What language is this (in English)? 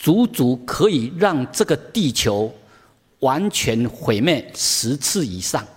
Chinese